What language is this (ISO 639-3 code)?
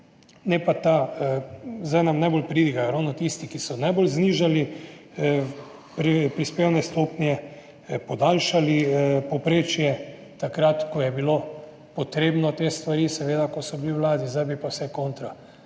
slv